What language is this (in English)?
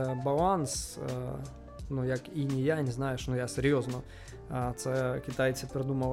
Ukrainian